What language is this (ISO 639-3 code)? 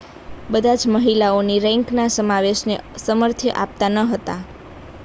guj